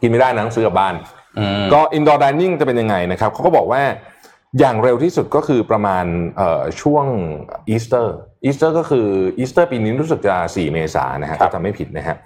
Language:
Thai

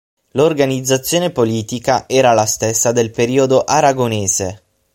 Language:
Italian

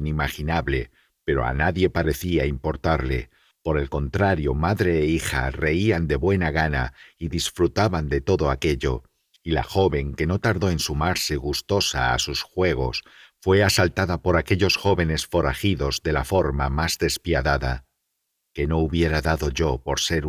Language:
Spanish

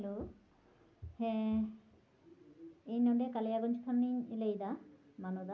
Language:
Santali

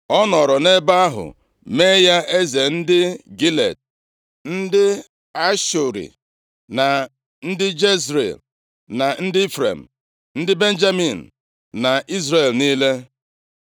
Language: Igbo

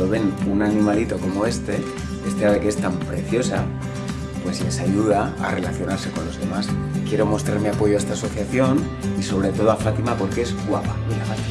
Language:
Spanish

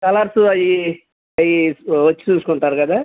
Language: Telugu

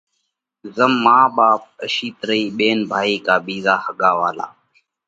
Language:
Parkari Koli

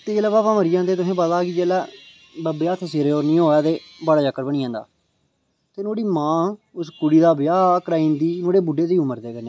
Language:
Dogri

